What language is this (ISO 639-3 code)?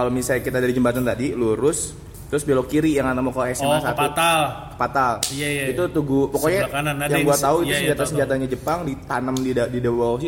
ind